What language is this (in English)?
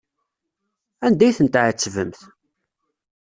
Kabyle